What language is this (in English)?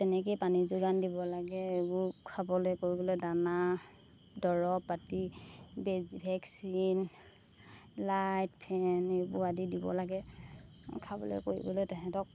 Assamese